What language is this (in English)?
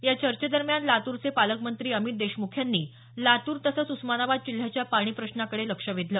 Marathi